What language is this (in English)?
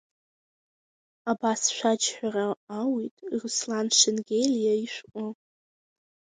Abkhazian